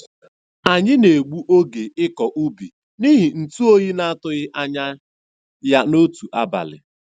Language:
Igbo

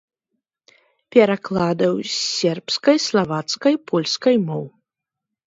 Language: Belarusian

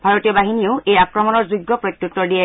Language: Assamese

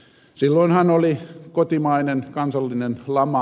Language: Finnish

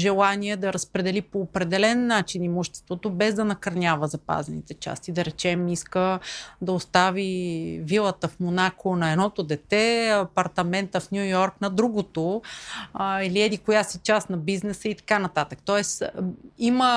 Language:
Bulgarian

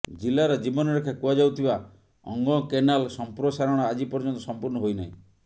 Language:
Odia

